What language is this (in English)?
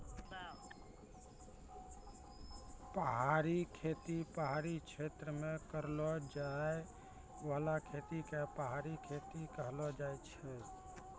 Maithili